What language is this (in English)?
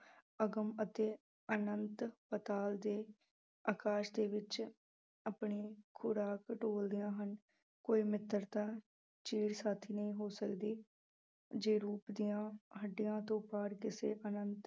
Punjabi